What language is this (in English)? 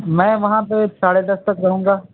Urdu